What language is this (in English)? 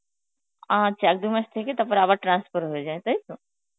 Bangla